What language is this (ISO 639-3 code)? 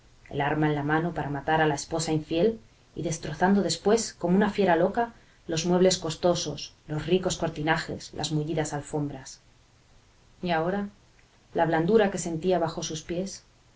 spa